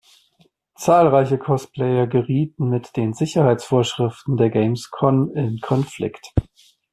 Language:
German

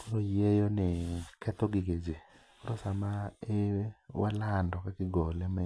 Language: Luo (Kenya and Tanzania)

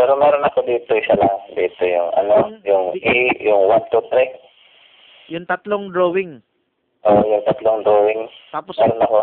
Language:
Filipino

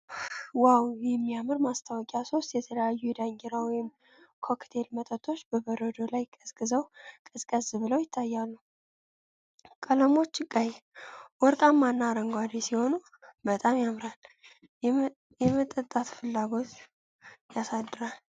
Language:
Amharic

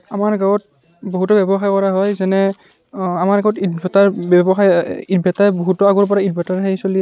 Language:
Assamese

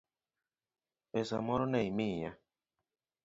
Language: Luo (Kenya and Tanzania)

